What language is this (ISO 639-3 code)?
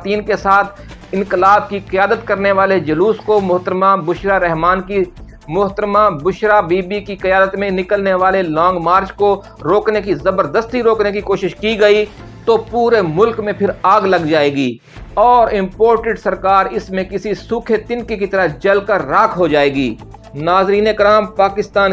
urd